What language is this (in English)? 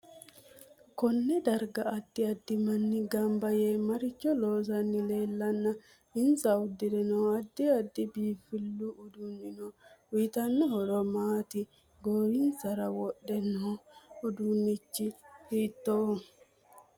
Sidamo